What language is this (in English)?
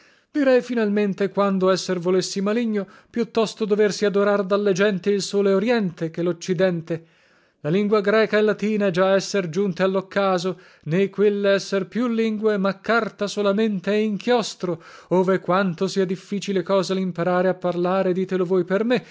Italian